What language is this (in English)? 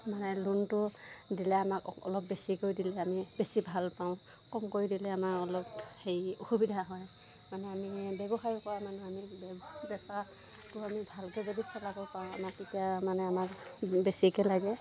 Assamese